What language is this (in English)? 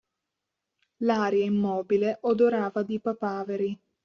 Italian